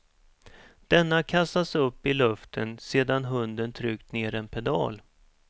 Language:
Swedish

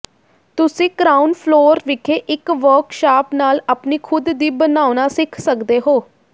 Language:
Punjabi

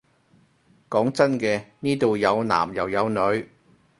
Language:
Cantonese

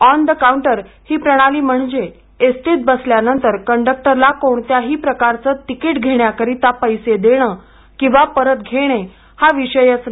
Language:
Marathi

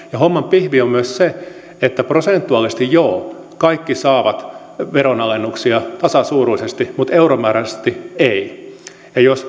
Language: Finnish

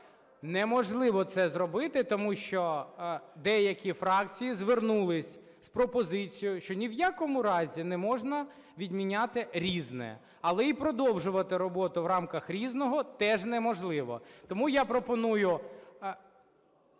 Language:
Ukrainian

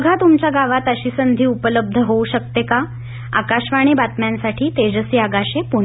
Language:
Marathi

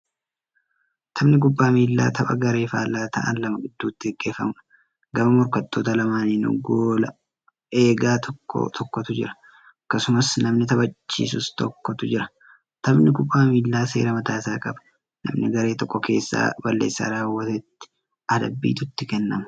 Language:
Oromo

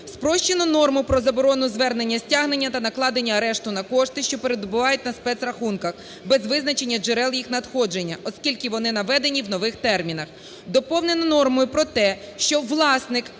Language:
Ukrainian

